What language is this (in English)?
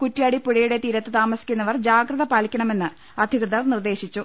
Malayalam